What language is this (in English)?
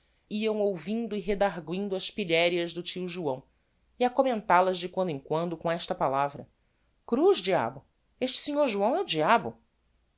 Portuguese